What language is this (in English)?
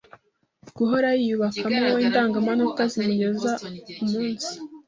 Kinyarwanda